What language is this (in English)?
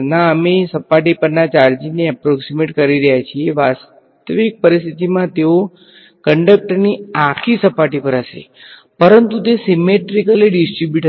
Gujarati